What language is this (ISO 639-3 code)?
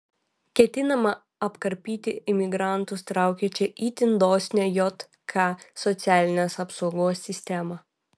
lit